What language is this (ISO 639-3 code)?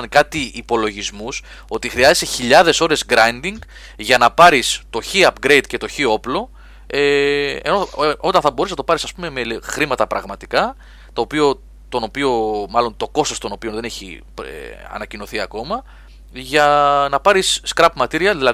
ell